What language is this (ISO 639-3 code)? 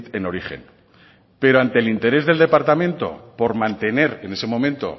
spa